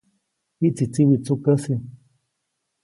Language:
Copainalá Zoque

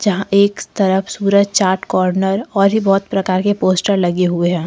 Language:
Hindi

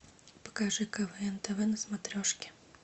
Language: Russian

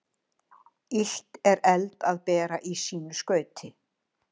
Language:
Icelandic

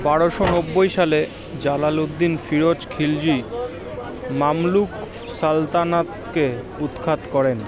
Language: Bangla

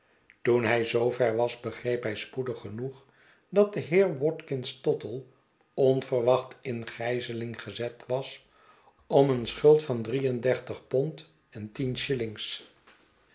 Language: Dutch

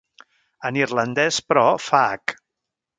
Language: Catalan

